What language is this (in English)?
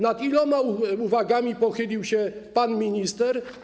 Polish